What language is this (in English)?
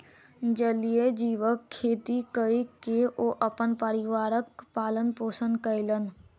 Maithili